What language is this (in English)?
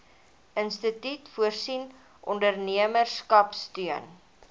Afrikaans